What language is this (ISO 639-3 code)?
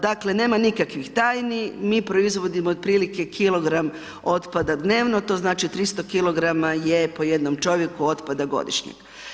hrv